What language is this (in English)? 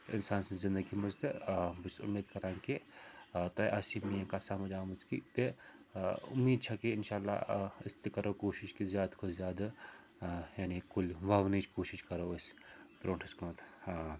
Kashmiri